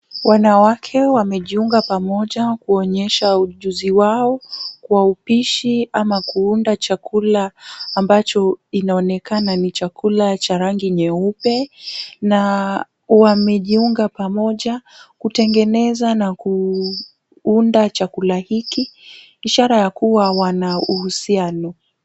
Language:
Swahili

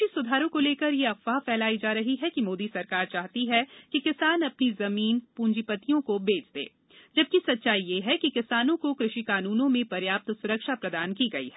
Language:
Hindi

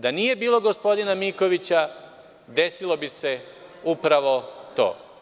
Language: Serbian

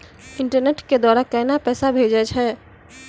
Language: Maithili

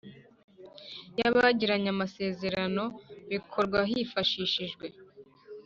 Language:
Kinyarwanda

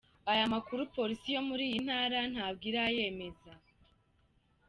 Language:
Kinyarwanda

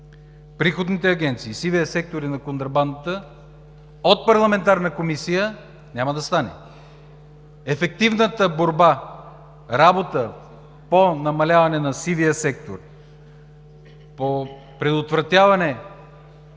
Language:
Bulgarian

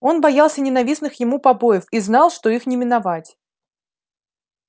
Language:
Russian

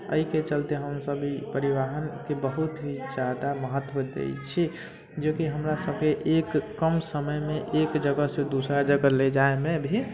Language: Maithili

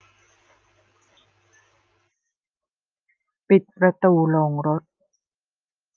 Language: Thai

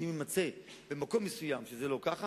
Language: Hebrew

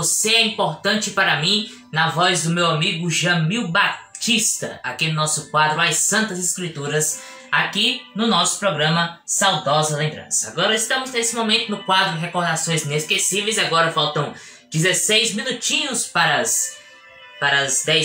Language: Portuguese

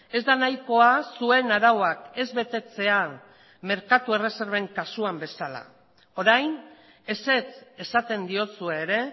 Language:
Basque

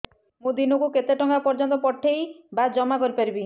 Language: Odia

